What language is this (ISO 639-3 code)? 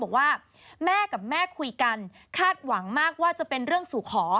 tha